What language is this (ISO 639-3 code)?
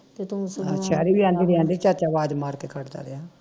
pan